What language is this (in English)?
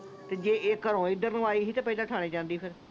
Punjabi